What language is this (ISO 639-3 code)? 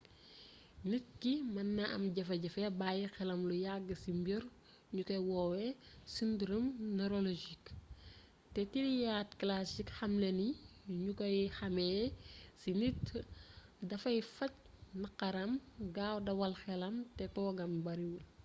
wol